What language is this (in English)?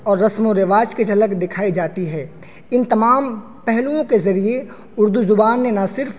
Urdu